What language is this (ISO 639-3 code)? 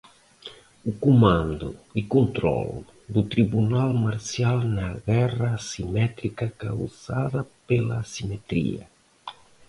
por